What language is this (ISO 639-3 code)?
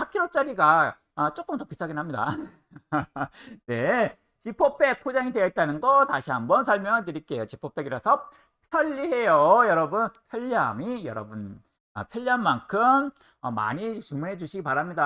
kor